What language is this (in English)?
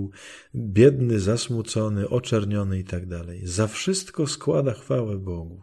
Polish